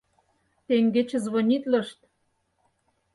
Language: Mari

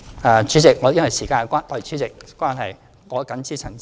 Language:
Cantonese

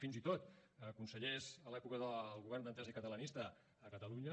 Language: Catalan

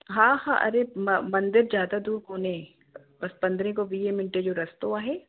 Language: Sindhi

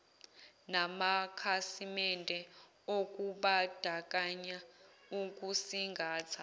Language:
Zulu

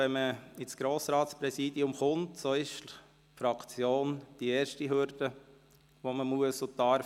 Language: Swiss German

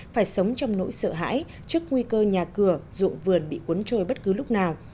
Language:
Vietnamese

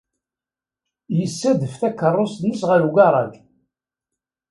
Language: Kabyle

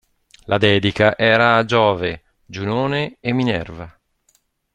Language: Italian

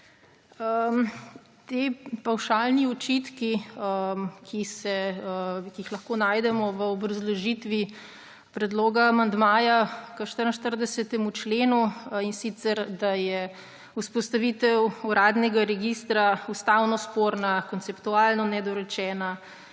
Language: Slovenian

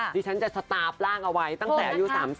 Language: Thai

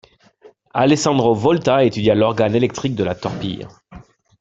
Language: French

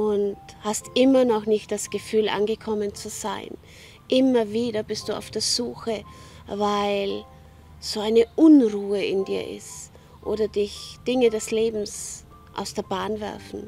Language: German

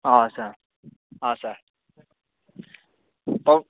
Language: Nepali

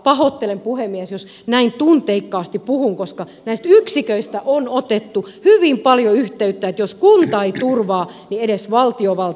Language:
Finnish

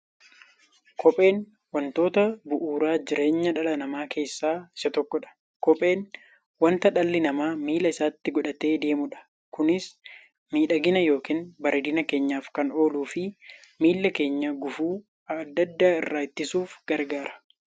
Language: Oromo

